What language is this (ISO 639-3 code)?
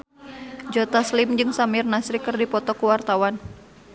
sun